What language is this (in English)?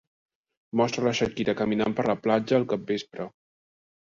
Catalan